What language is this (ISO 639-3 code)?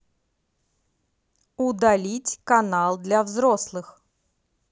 rus